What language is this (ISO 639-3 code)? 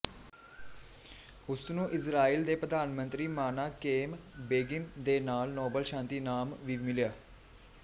pan